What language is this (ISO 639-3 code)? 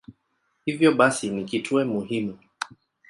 swa